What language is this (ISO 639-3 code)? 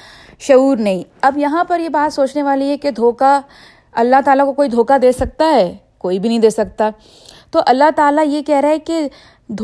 urd